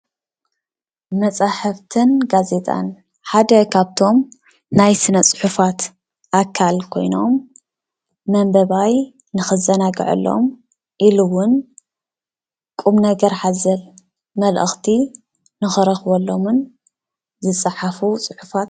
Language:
Tigrinya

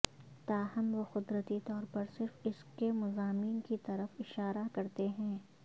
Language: Urdu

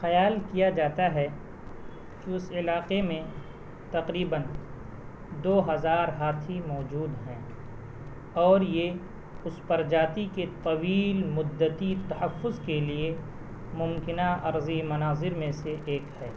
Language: Urdu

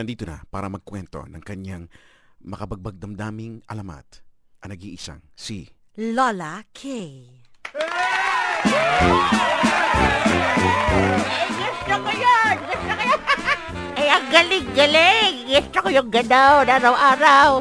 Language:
Filipino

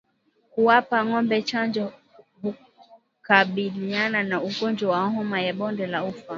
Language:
Swahili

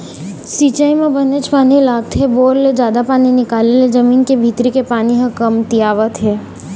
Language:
Chhattisgarhi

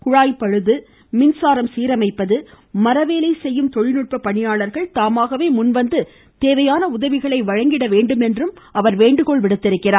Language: Tamil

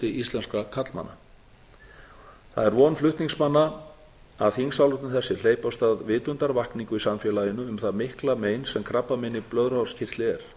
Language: Icelandic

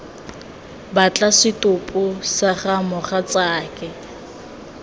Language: Tswana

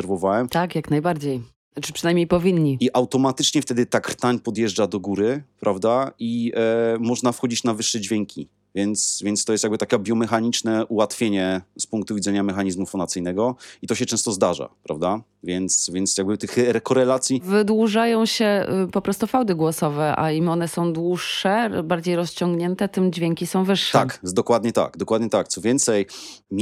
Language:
Polish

